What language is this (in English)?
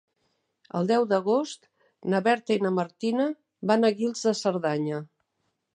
Catalan